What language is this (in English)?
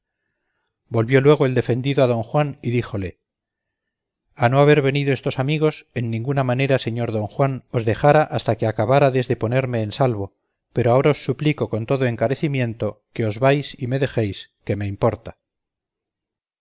Spanish